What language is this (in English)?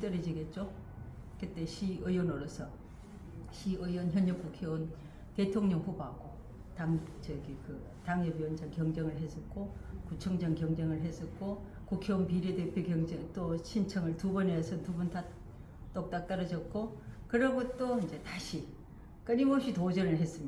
Korean